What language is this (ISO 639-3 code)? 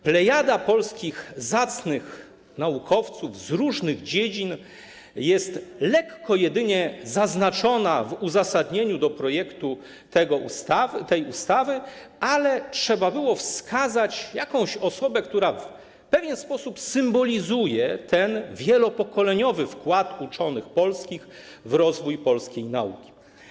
pol